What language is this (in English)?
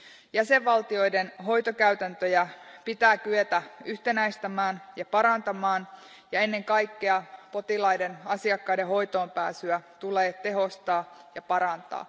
Finnish